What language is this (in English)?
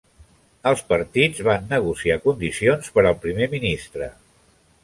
Catalan